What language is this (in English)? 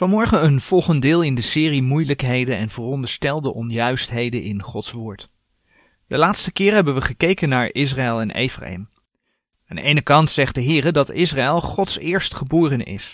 Dutch